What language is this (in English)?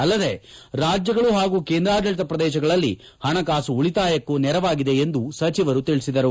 Kannada